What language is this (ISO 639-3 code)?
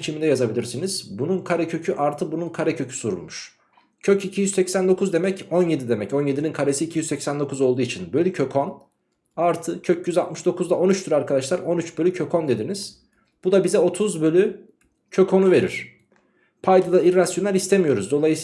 tur